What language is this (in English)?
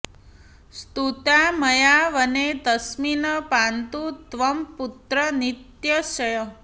Sanskrit